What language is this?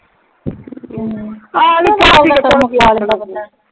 Punjabi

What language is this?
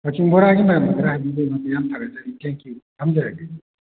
Manipuri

